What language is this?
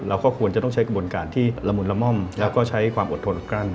Thai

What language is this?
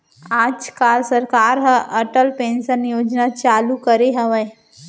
Chhattisgarhi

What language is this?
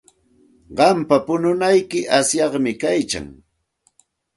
Santa Ana de Tusi Pasco Quechua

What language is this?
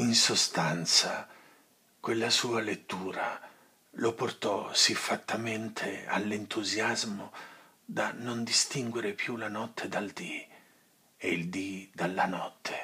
Italian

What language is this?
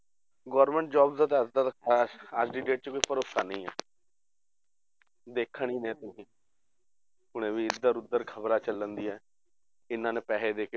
Punjabi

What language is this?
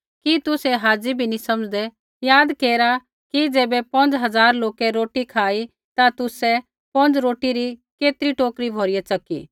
Kullu Pahari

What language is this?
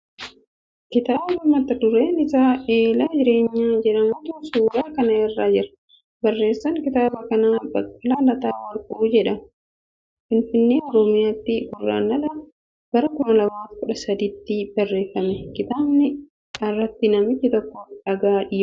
Oromo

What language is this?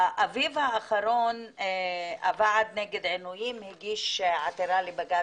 Hebrew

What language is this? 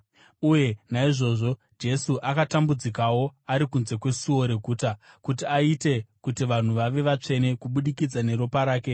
Shona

